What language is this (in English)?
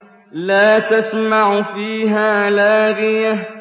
Arabic